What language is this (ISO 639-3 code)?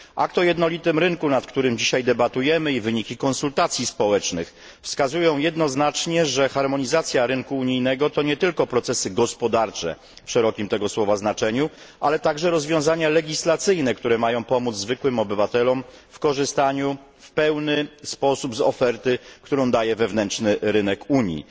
pol